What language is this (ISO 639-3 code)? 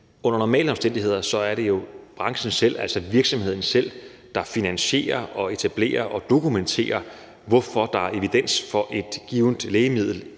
dan